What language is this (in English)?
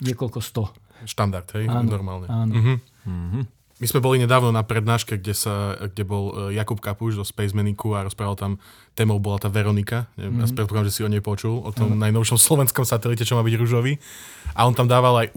Slovak